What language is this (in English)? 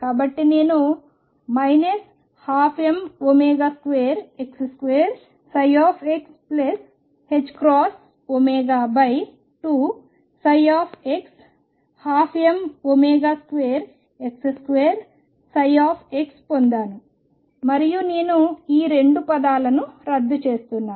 Telugu